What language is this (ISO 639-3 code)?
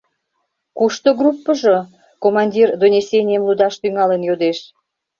chm